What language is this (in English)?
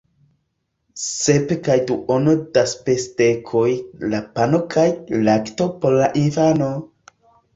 Esperanto